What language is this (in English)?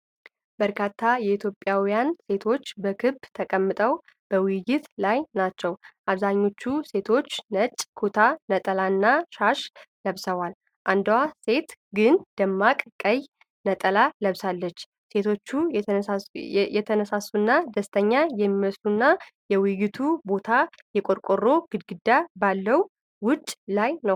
Amharic